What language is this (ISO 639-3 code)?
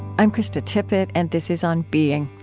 eng